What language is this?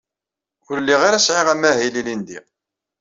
Kabyle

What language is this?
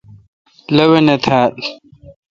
Kalkoti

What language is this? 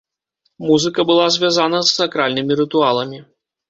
Belarusian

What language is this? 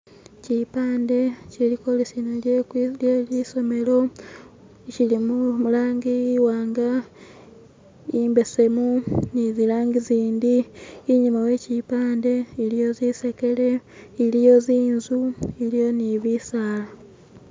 Masaaba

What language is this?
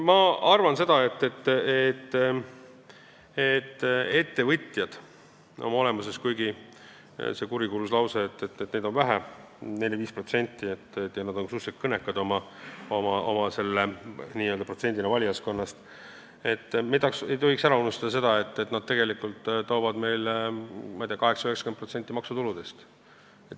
Estonian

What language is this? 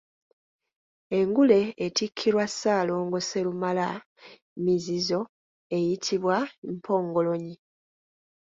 Ganda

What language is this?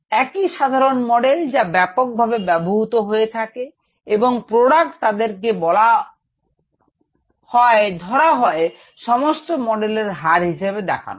Bangla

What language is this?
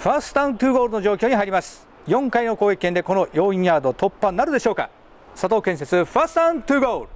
Japanese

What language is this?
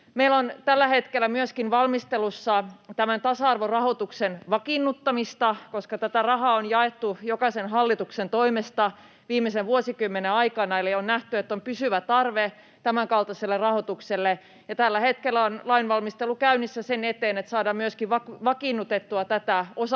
Finnish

